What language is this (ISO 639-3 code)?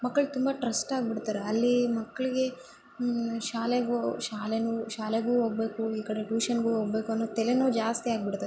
kan